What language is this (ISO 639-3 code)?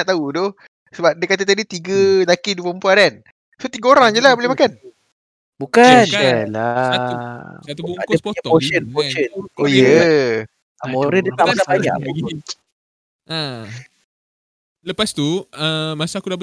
msa